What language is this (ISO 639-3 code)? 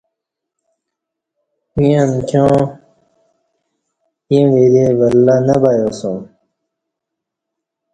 bsh